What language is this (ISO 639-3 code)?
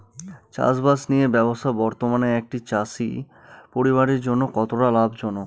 ben